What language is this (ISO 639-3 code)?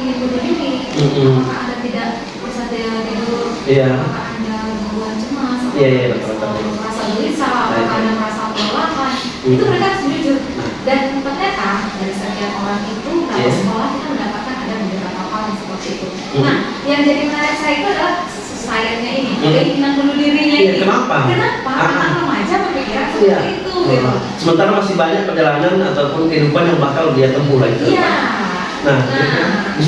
ind